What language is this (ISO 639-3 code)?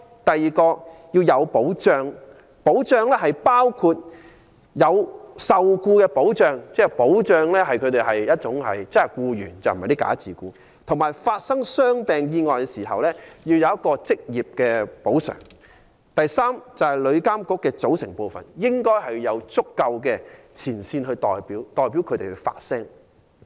yue